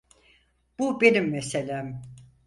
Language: Turkish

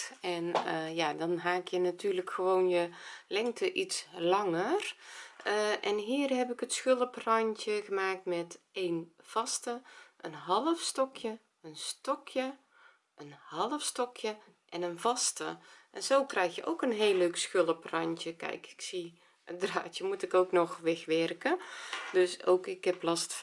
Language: Dutch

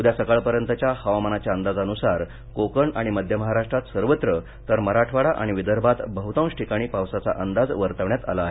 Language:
Marathi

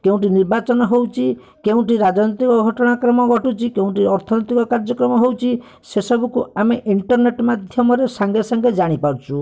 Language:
Odia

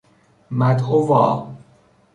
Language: Persian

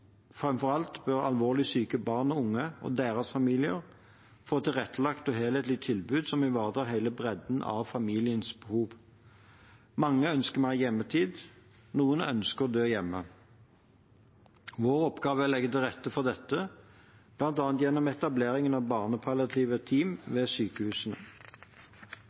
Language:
Norwegian Bokmål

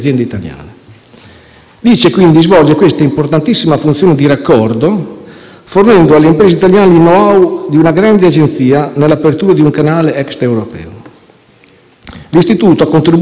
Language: Italian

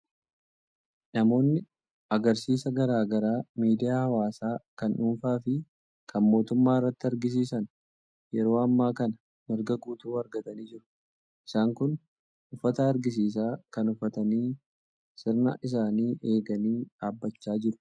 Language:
Oromo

